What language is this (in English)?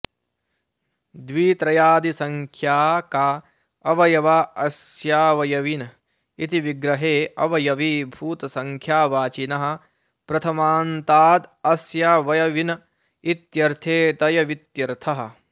Sanskrit